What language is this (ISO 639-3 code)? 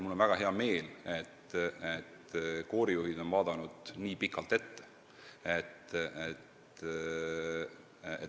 est